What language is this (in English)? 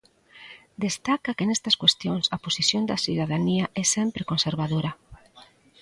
Galician